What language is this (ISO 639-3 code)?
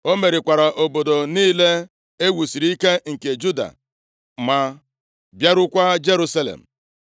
ibo